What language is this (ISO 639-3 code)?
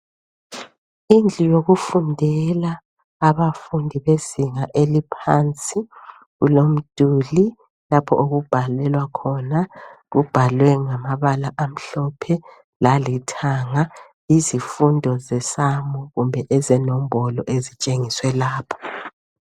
nde